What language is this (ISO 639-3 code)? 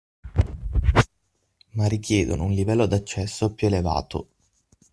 ita